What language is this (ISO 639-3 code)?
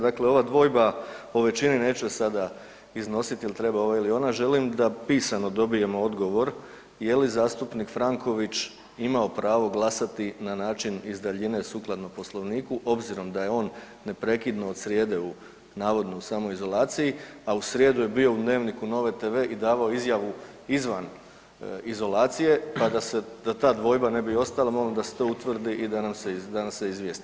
hrv